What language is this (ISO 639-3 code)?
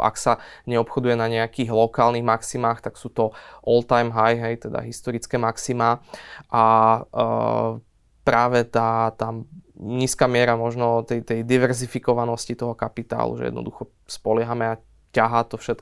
slk